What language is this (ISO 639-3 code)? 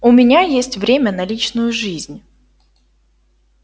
rus